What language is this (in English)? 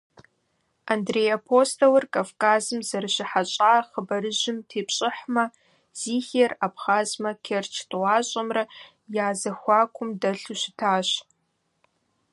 Kabardian